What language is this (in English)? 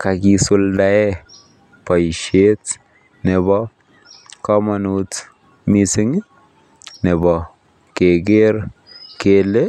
Kalenjin